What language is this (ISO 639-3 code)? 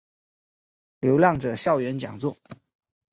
zho